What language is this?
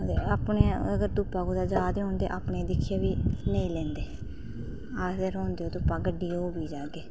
Dogri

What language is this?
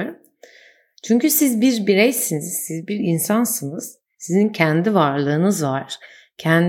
Turkish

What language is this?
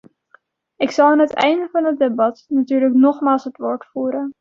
Dutch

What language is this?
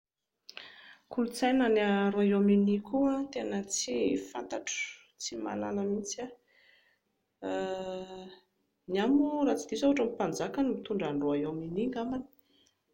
Malagasy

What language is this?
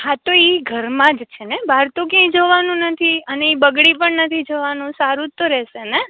Gujarati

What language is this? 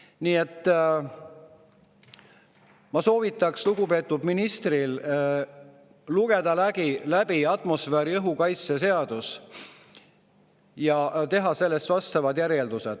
Estonian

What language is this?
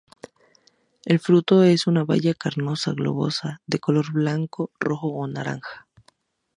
Spanish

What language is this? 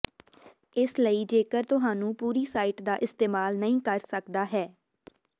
Punjabi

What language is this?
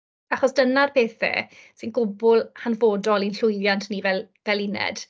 Welsh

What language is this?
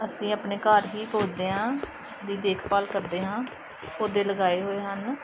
Punjabi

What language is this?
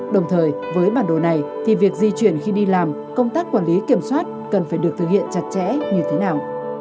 Vietnamese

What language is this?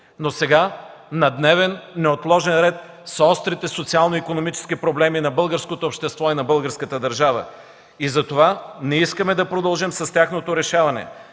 Bulgarian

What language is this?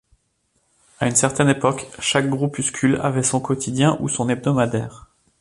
French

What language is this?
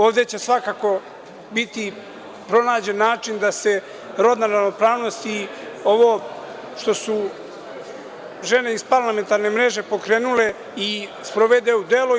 Serbian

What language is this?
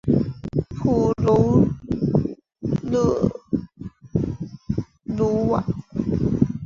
Chinese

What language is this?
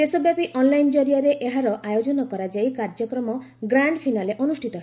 Odia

